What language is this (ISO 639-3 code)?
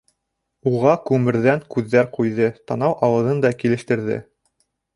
bak